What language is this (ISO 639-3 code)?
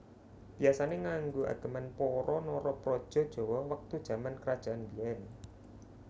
jav